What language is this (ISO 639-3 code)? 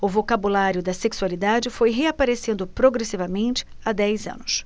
por